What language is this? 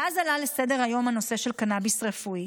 Hebrew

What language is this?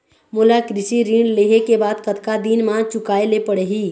Chhattisgarhi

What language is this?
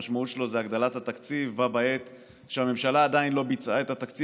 Hebrew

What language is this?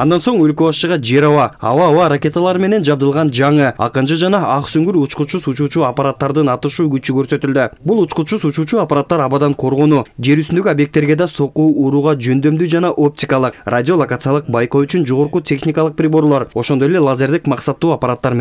Turkish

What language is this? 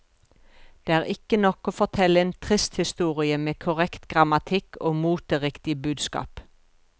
Norwegian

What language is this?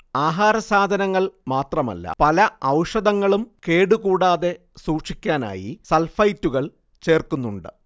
Malayalam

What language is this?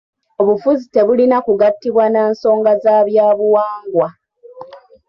Ganda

